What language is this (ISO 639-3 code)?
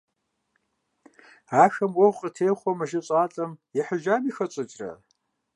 kbd